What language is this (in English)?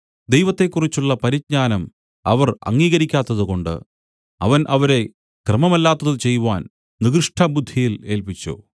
Malayalam